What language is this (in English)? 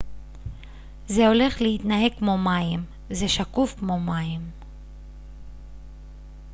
Hebrew